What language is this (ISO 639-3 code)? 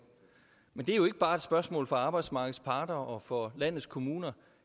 dan